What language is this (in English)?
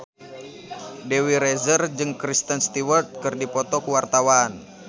Sundanese